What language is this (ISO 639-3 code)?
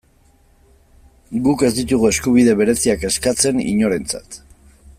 eus